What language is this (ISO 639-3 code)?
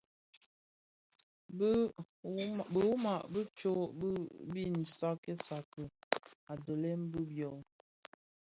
ksf